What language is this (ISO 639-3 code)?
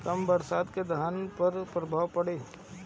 bho